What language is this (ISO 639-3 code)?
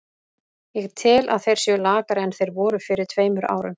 isl